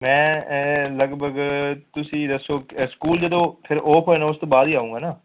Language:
Punjabi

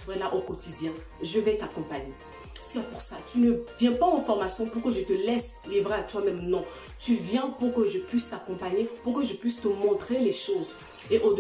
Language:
French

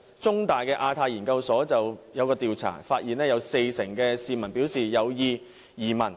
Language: Cantonese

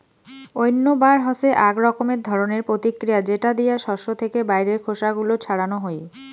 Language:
Bangla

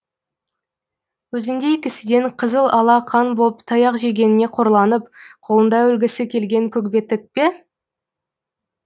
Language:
Kazakh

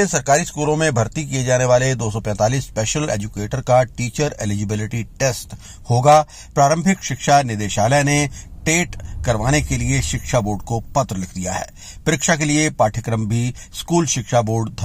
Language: Hindi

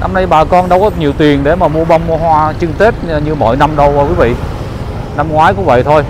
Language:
Vietnamese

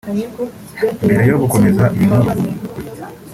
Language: Kinyarwanda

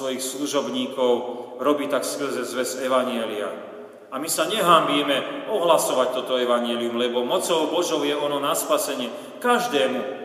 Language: Slovak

